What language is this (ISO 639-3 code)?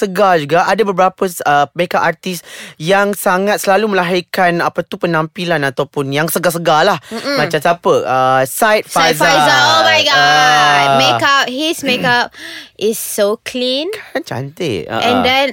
msa